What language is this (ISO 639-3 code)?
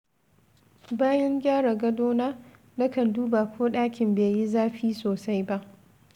hau